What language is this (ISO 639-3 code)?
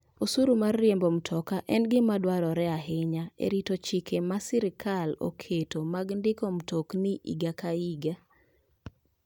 luo